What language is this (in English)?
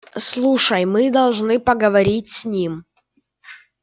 Russian